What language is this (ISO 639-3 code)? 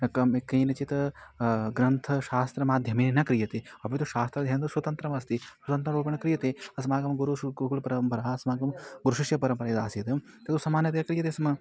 san